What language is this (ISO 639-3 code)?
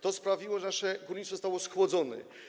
pol